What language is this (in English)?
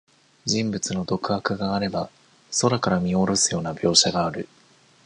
Japanese